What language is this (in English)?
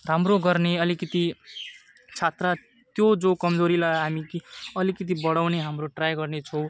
Nepali